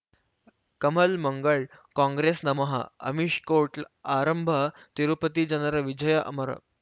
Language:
Kannada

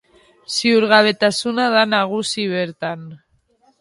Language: Basque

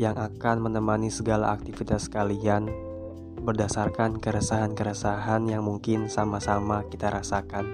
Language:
Indonesian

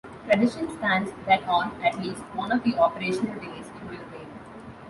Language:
English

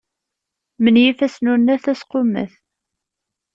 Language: Kabyle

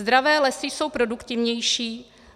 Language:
Czech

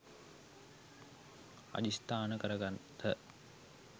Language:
Sinhala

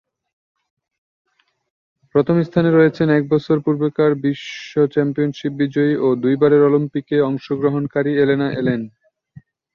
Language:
Bangla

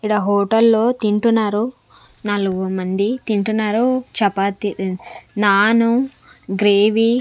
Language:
Telugu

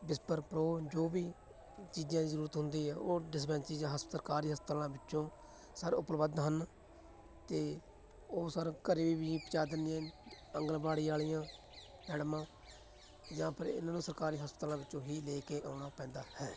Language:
Punjabi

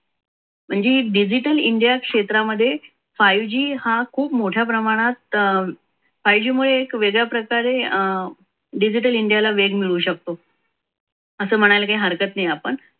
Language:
Marathi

